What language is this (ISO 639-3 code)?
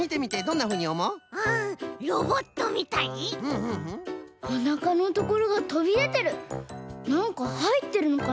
jpn